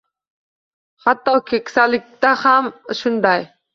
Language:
Uzbek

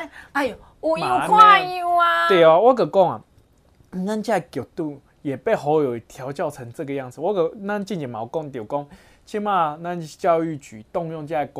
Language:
Chinese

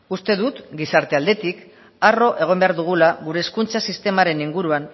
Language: Basque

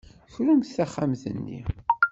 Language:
Kabyle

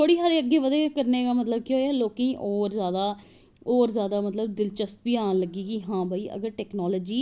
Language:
Dogri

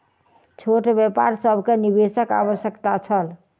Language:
Maithili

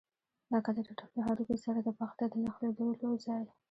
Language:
Pashto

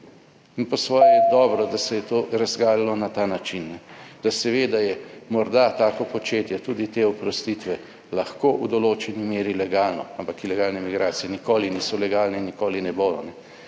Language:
Slovenian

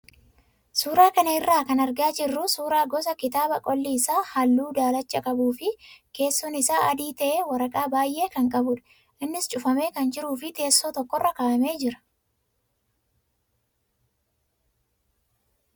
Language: Oromo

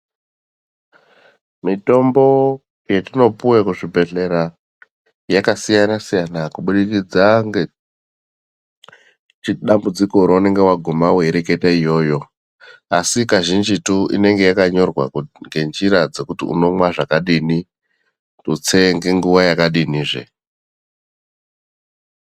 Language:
Ndau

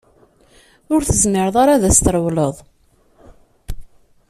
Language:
Kabyle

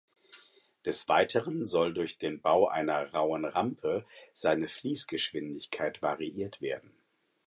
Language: German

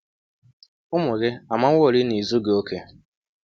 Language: Igbo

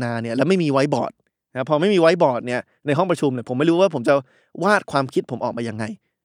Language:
Thai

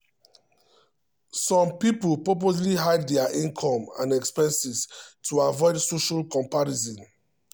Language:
Nigerian Pidgin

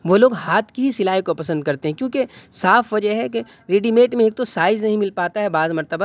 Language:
Urdu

